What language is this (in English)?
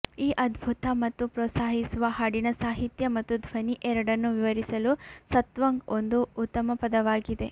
Kannada